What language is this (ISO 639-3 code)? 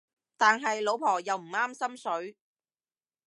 yue